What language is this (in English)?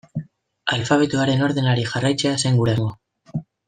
Basque